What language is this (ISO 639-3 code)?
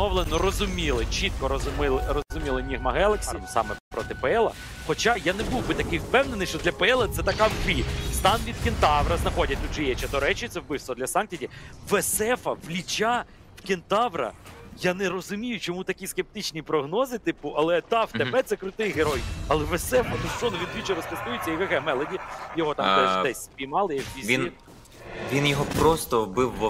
ukr